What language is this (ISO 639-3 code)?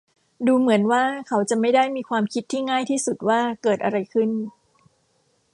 tha